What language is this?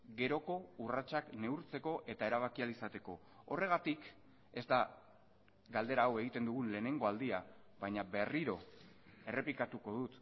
Basque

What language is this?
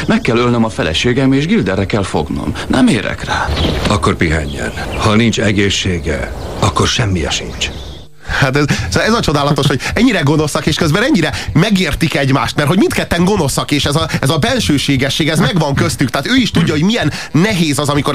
Hungarian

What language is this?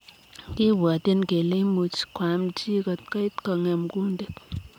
Kalenjin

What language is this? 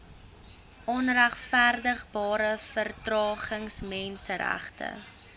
Afrikaans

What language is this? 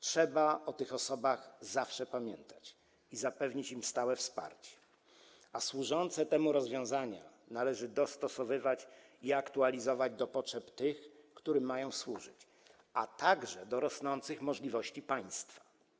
Polish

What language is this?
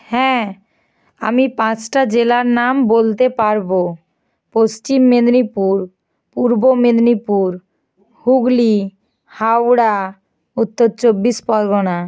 Bangla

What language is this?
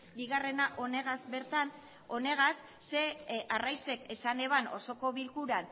Basque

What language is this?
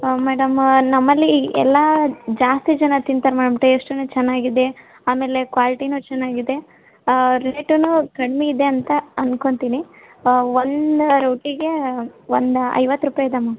Kannada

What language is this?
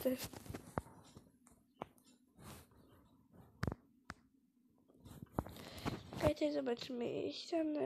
Polish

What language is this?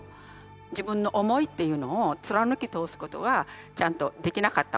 Japanese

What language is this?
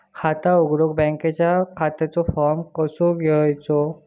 Marathi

